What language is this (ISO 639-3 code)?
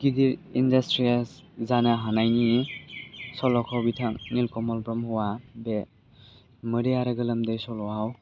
brx